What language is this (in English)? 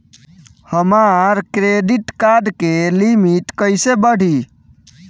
Bhojpuri